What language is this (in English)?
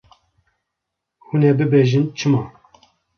Kurdish